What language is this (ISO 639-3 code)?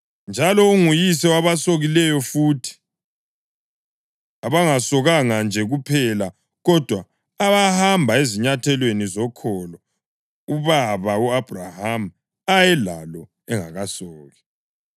nde